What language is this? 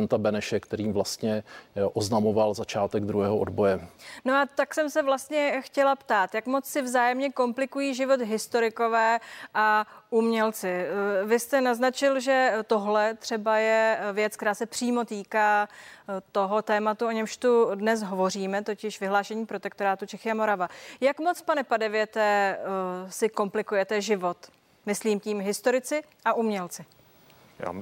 Czech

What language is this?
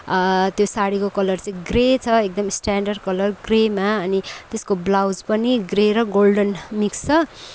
Nepali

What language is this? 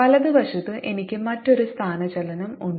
Malayalam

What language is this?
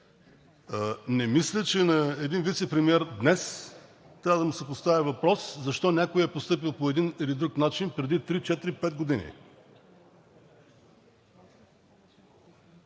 Bulgarian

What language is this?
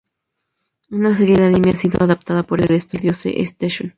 Spanish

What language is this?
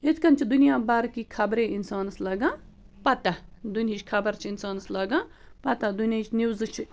Kashmiri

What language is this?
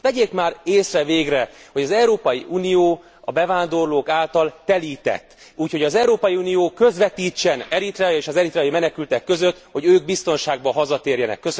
Hungarian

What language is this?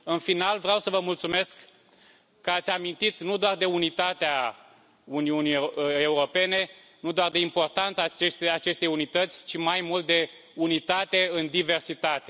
Romanian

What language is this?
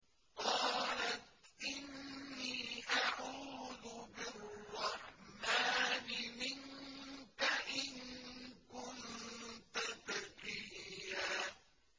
Arabic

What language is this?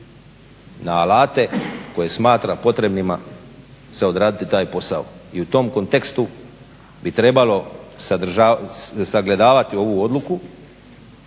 Croatian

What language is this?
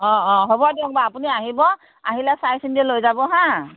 Assamese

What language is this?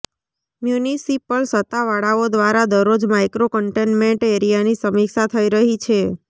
Gujarati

